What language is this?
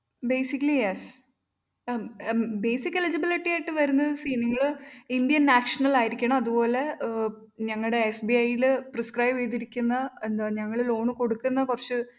Malayalam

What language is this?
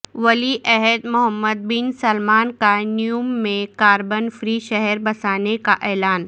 Urdu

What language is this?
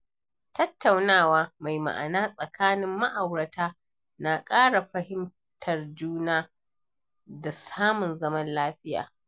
Hausa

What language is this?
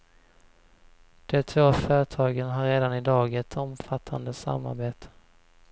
Swedish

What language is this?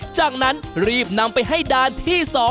Thai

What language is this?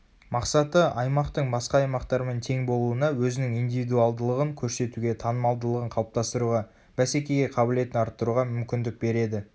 Kazakh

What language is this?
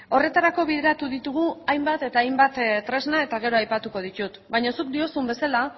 Basque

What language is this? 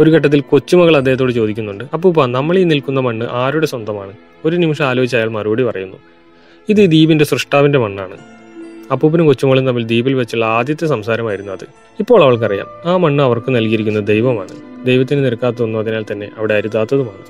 Malayalam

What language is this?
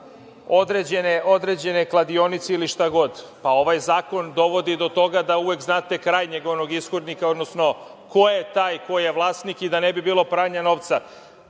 Serbian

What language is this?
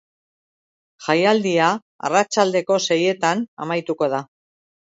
Basque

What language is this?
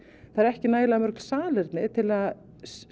Icelandic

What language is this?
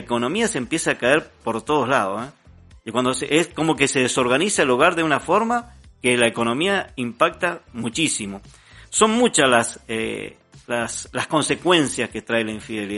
Spanish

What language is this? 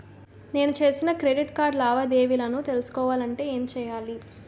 Telugu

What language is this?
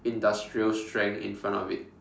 English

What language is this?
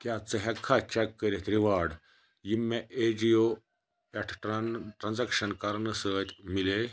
Kashmiri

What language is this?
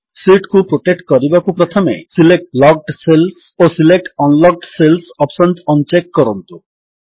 Odia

